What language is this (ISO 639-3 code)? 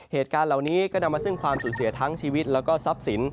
tha